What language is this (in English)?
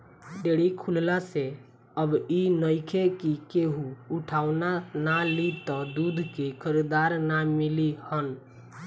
Bhojpuri